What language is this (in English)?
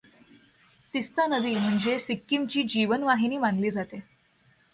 Marathi